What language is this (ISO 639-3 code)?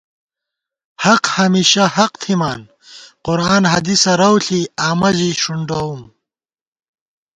gwt